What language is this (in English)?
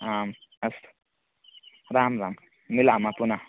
Sanskrit